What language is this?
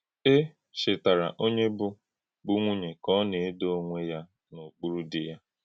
Igbo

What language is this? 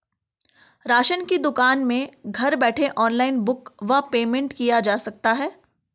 Hindi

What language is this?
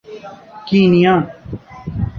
Urdu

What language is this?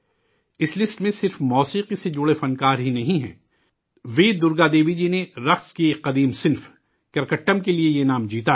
Urdu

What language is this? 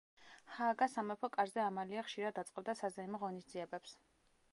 Georgian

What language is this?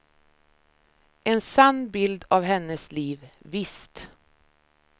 Swedish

